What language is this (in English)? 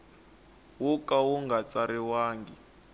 Tsonga